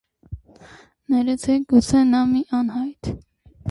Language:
Armenian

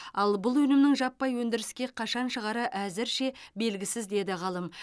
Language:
Kazakh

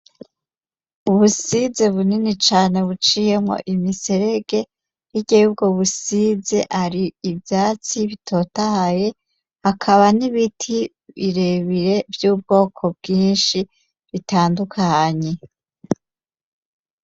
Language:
Rundi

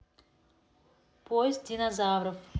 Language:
Russian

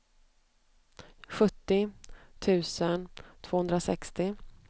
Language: Swedish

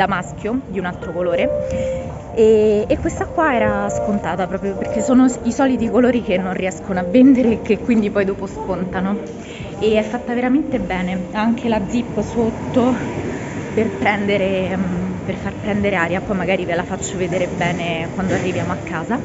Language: Italian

